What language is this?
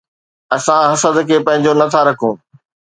Sindhi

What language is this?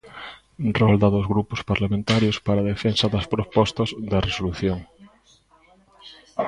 Galician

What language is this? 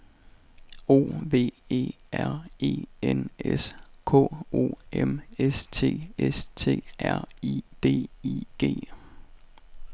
Danish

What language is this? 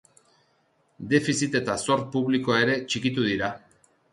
Basque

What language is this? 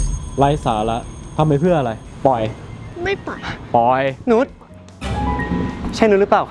Thai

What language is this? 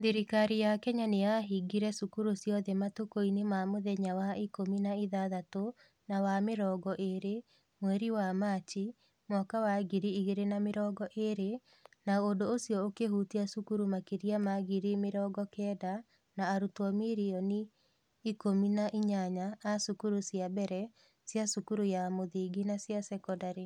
Kikuyu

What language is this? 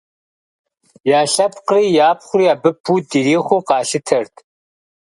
Kabardian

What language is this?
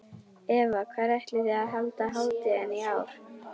Icelandic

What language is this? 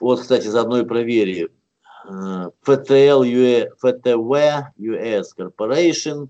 Russian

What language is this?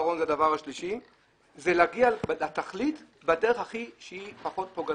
Hebrew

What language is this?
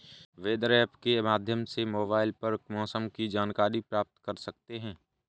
Hindi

